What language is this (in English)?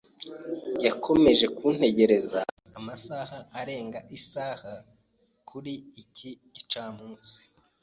Kinyarwanda